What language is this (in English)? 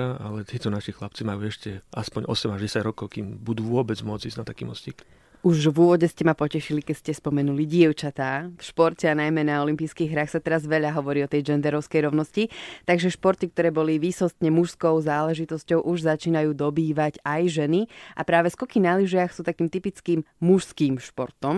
Slovak